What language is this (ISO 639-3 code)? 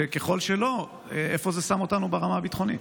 heb